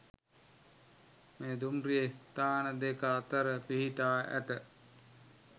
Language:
Sinhala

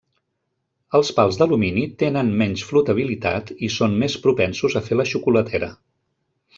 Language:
Catalan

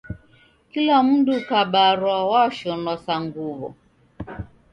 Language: Taita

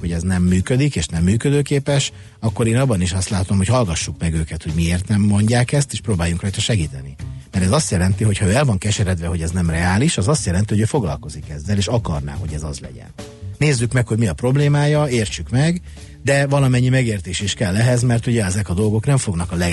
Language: Hungarian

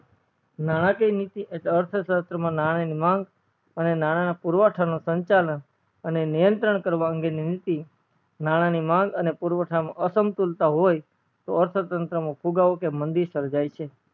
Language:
Gujarati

